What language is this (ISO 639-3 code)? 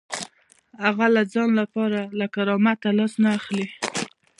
pus